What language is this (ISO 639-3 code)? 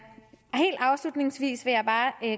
dan